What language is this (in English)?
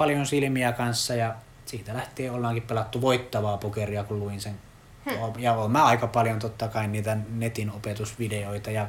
Finnish